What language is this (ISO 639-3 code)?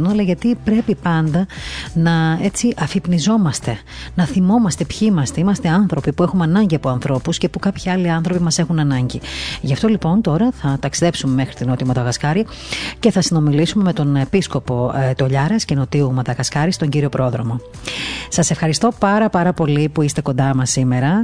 ell